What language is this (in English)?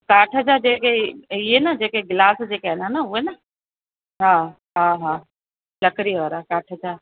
Sindhi